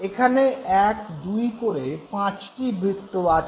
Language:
Bangla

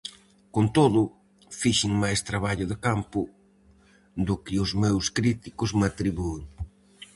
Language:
Galician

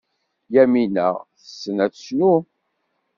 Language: Kabyle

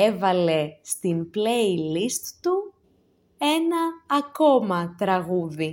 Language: Greek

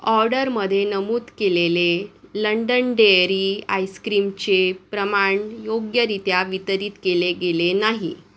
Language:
Marathi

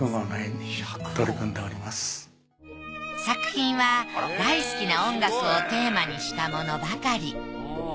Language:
Japanese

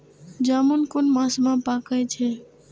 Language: Maithili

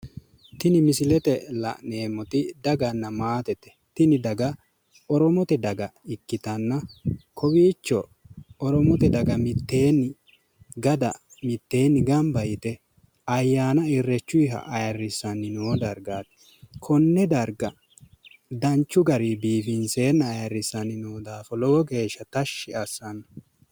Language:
Sidamo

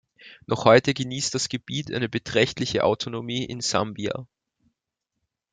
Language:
German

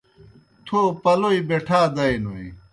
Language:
Kohistani Shina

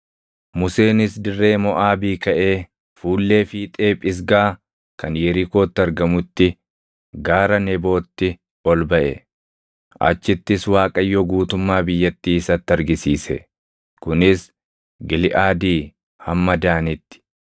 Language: Oromo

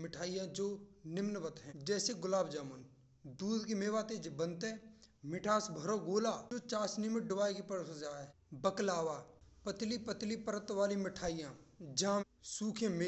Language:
Braj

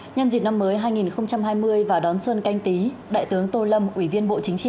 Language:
Vietnamese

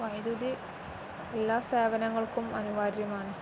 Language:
Malayalam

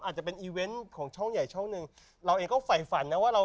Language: Thai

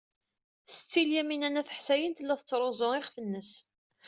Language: Kabyle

